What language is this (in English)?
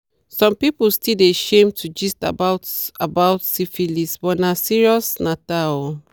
Nigerian Pidgin